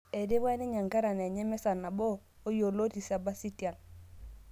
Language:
Masai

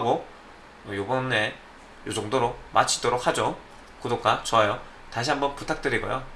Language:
Korean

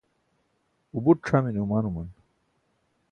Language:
Burushaski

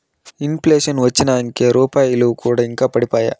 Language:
Telugu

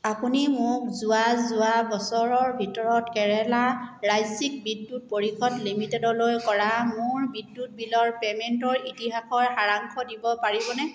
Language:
Assamese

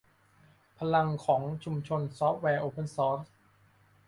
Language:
Thai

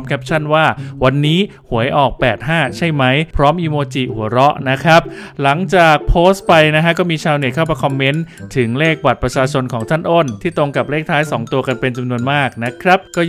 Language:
Thai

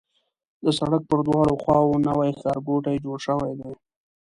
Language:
Pashto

